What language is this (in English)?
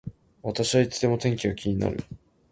Japanese